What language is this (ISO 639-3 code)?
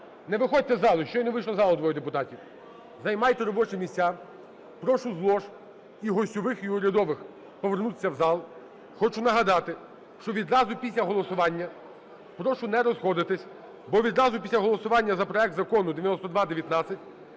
ukr